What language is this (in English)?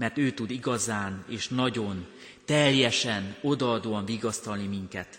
Hungarian